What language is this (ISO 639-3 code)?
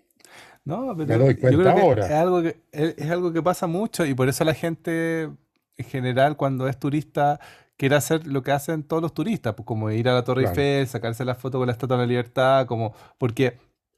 spa